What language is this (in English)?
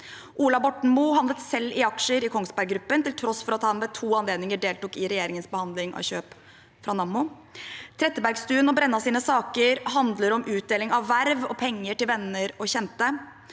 Norwegian